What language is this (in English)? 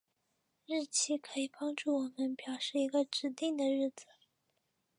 Chinese